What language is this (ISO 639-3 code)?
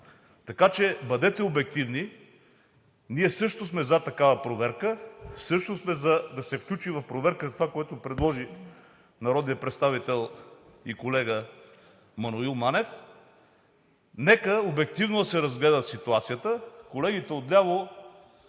bul